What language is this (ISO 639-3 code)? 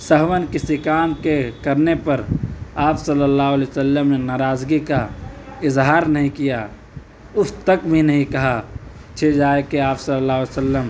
urd